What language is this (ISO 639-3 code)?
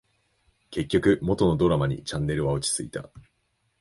jpn